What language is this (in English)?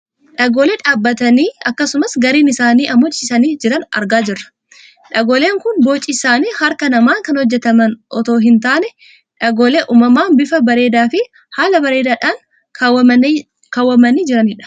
Oromo